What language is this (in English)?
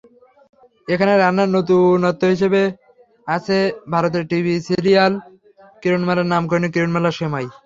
Bangla